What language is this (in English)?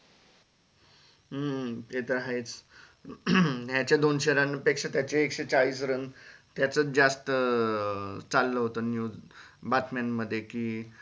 Marathi